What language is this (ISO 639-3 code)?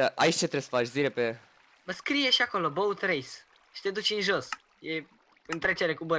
ron